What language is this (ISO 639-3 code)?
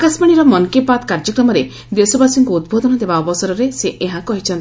ori